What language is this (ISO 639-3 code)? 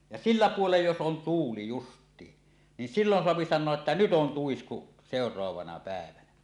fin